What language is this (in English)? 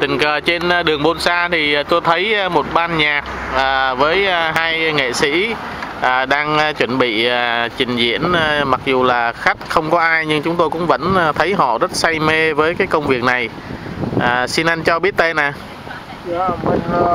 Vietnamese